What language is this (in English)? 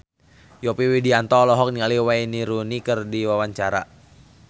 Sundanese